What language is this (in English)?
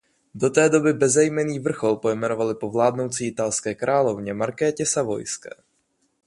Czech